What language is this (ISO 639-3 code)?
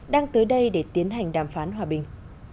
vie